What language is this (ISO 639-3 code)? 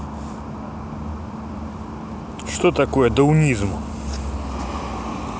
rus